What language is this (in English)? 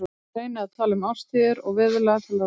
Icelandic